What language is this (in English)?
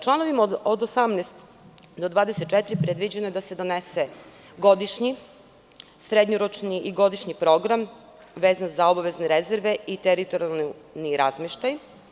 Serbian